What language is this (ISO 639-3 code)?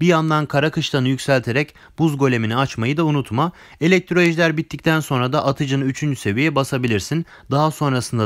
tur